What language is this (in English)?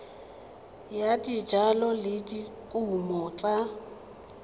Tswana